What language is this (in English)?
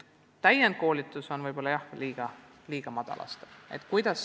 Estonian